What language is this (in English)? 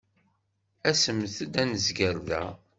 Kabyle